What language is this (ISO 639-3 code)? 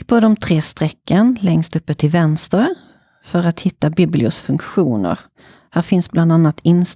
swe